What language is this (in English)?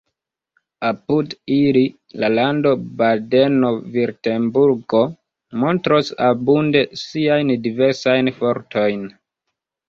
Esperanto